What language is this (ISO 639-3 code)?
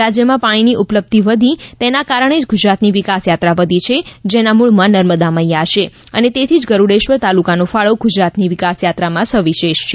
guj